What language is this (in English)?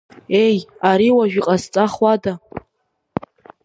Abkhazian